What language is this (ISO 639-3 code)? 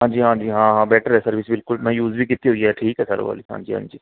pan